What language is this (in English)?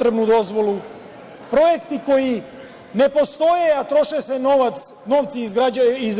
Serbian